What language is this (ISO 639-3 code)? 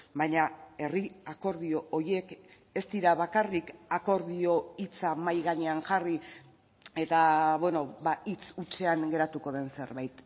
eus